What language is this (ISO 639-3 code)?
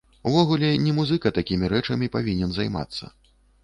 bel